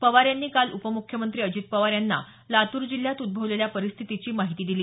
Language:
Marathi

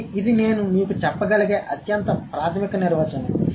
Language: Telugu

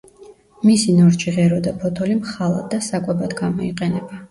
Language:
Georgian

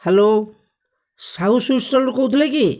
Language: Odia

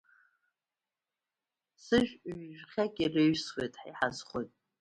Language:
Abkhazian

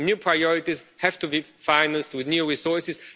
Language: English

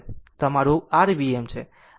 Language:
Gujarati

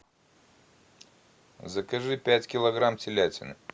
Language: Russian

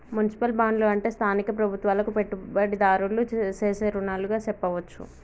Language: Telugu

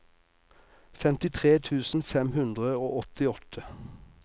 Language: Norwegian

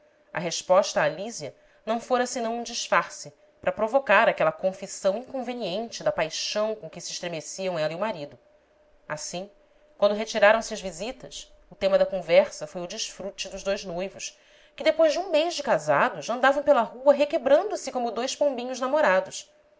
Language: Portuguese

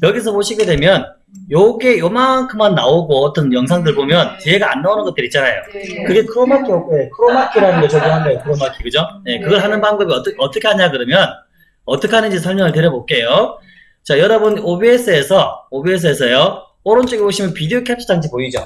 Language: Korean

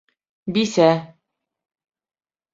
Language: Bashkir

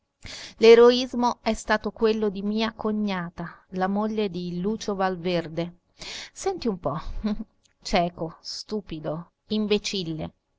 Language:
Italian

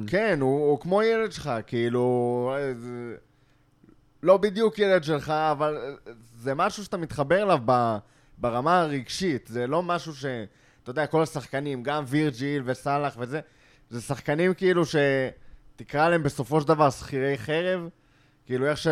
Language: Hebrew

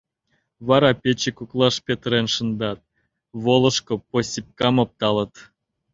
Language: Mari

